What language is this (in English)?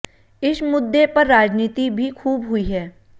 Hindi